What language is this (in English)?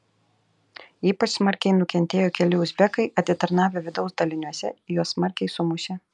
Lithuanian